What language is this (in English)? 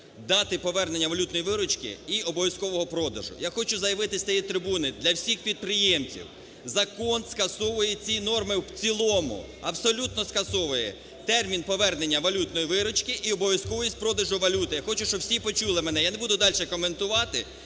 Ukrainian